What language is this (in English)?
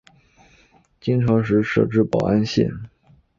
Chinese